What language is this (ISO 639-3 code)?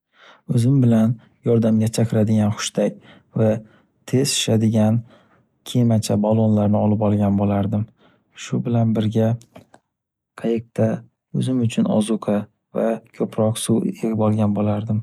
uzb